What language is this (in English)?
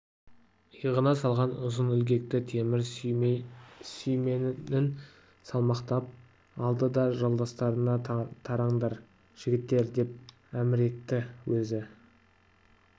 Kazakh